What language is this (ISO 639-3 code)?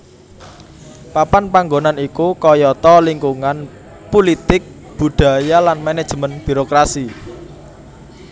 jav